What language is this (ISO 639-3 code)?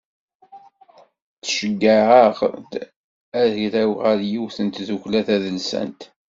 kab